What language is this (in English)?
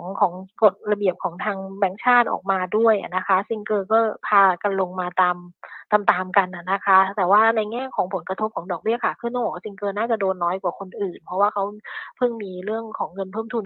Thai